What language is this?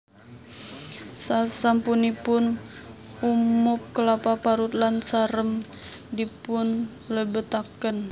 Javanese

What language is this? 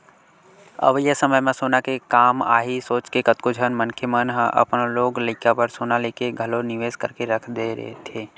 Chhattisgarhi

